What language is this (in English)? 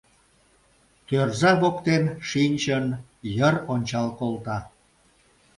Mari